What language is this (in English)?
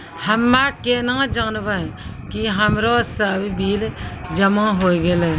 Maithili